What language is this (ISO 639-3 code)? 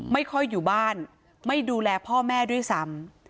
tha